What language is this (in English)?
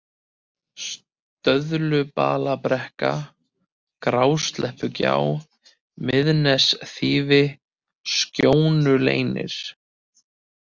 Icelandic